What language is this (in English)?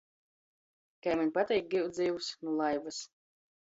Latgalian